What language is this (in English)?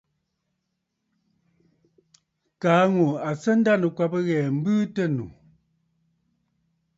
Bafut